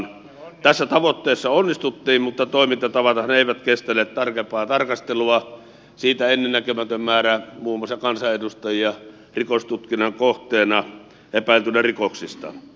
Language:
Finnish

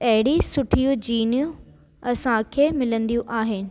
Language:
Sindhi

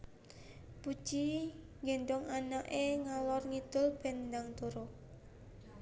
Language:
Javanese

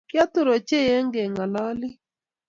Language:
Kalenjin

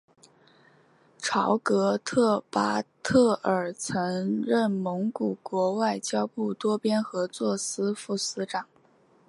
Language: Chinese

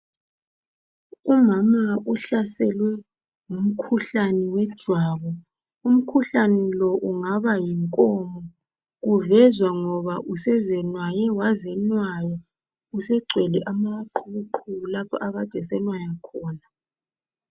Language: North Ndebele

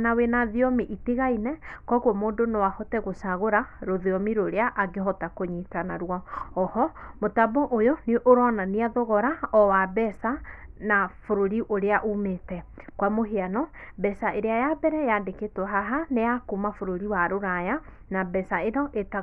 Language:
Kikuyu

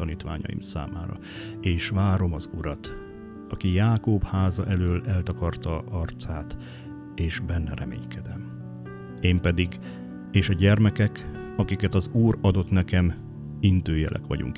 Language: Hungarian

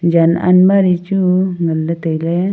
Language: Wancho Naga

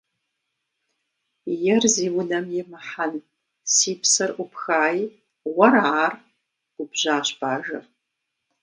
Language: Kabardian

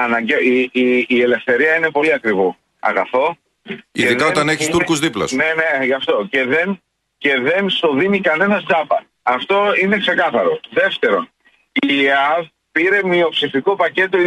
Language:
Greek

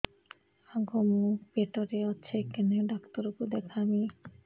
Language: Odia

